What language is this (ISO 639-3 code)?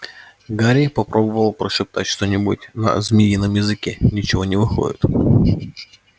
rus